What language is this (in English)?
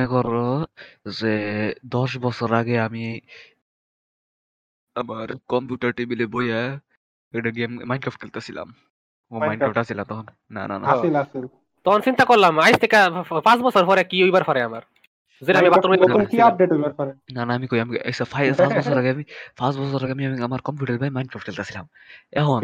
Bangla